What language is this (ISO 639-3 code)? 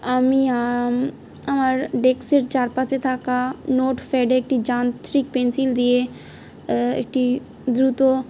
ben